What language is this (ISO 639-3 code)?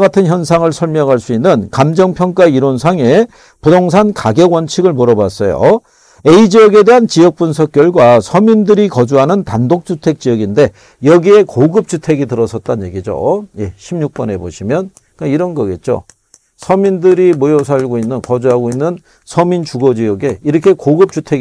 kor